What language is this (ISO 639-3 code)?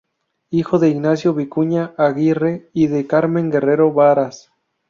spa